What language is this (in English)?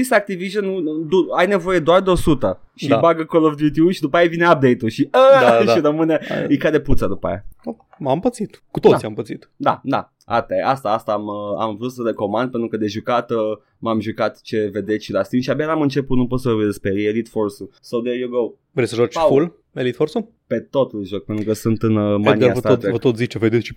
Romanian